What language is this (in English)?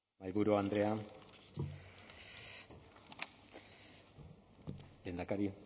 Basque